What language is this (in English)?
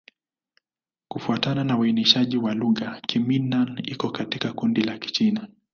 Swahili